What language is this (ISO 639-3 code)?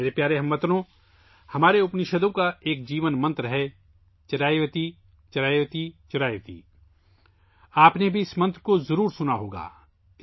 urd